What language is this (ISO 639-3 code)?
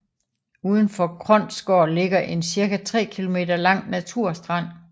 dan